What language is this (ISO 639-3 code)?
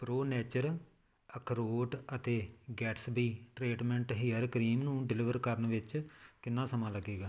pan